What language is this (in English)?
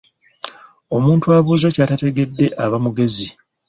Ganda